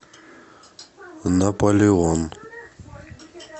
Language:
Russian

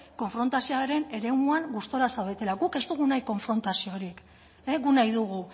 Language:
Basque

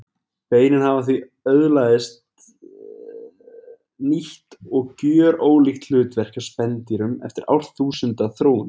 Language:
Icelandic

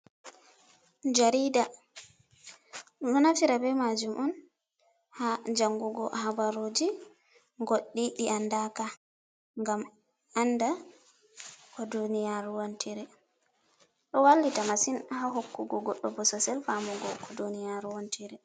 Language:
Fula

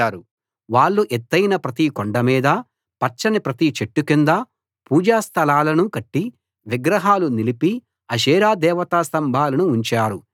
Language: Telugu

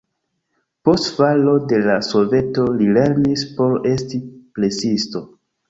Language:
Esperanto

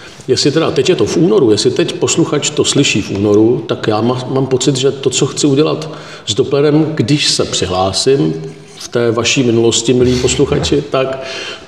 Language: Czech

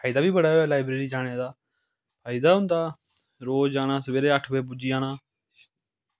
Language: Dogri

